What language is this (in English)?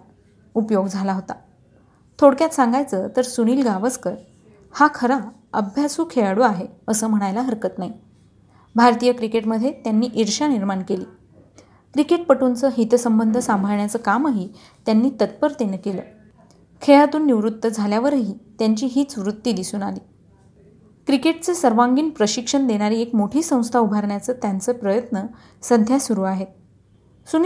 Marathi